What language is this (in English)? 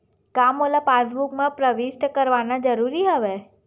Chhattisgarhi